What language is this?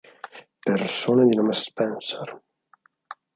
Italian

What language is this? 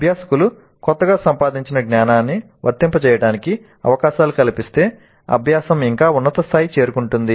Telugu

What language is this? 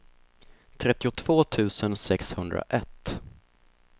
Swedish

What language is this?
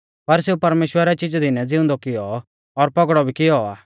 Mahasu Pahari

